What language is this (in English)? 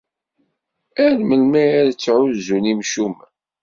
Kabyle